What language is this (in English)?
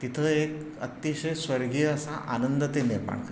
Marathi